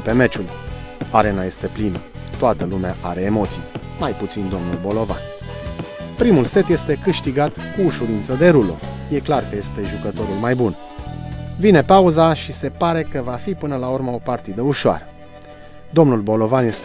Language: Romanian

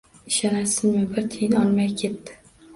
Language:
Uzbek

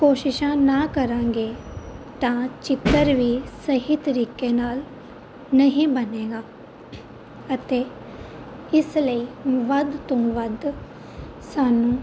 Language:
Punjabi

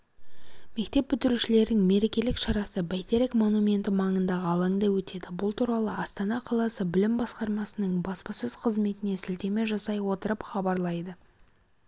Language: Kazakh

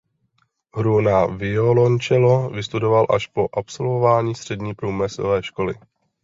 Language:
Czech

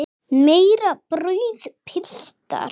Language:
Icelandic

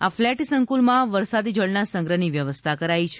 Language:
Gujarati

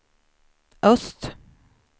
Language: Swedish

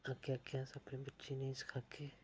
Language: Dogri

